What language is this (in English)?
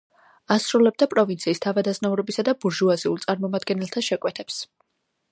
Georgian